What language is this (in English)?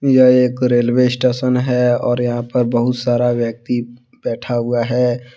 Hindi